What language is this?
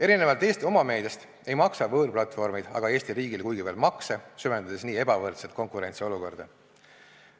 Estonian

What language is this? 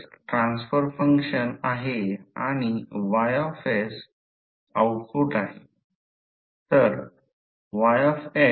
Marathi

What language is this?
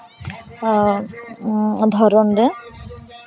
Santali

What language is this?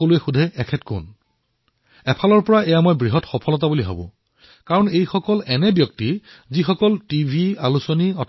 Assamese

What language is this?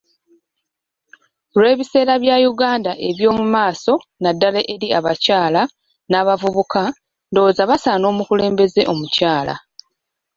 Ganda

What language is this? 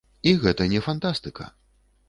Belarusian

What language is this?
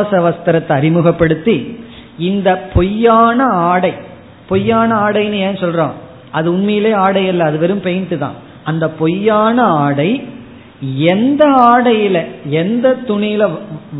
Tamil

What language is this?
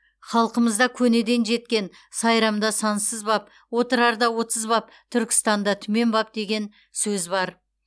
Kazakh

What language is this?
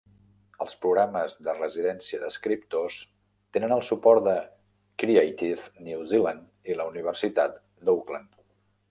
Catalan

